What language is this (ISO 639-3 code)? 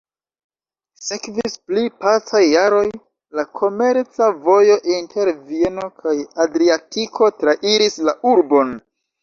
epo